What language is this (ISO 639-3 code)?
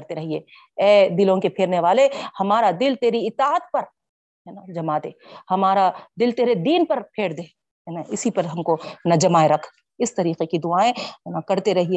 urd